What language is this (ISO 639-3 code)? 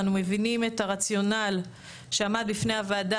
heb